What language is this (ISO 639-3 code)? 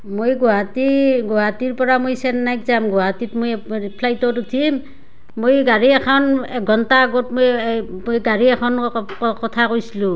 asm